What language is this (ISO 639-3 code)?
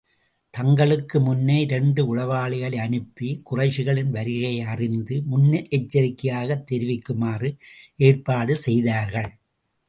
tam